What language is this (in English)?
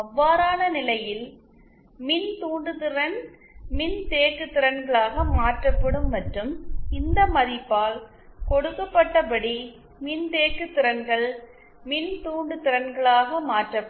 Tamil